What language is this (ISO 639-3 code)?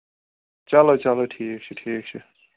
kas